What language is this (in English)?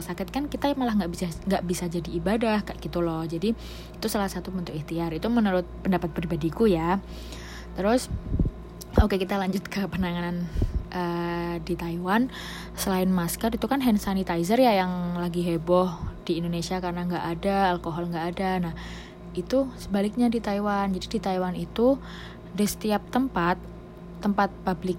Indonesian